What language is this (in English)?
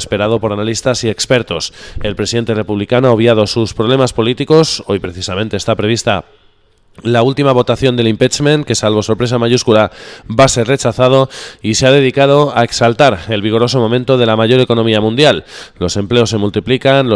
Spanish